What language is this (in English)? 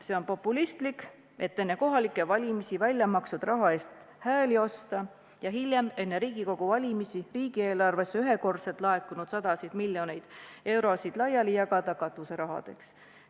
Estonian